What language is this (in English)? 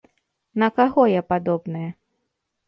Belarusian